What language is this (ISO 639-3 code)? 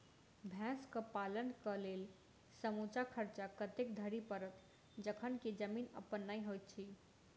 mai